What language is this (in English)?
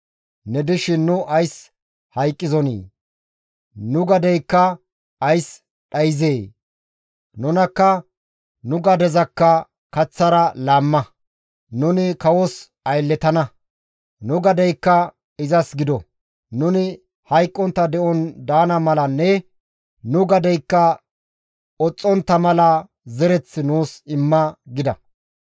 Gamo